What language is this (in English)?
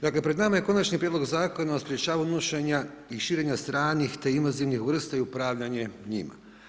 Croatian